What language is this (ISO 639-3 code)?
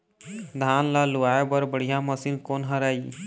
hne